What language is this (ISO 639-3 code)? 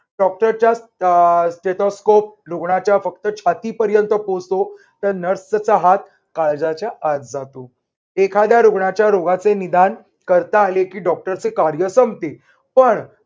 mar